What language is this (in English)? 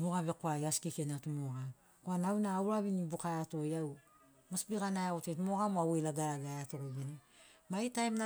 Sinaugoro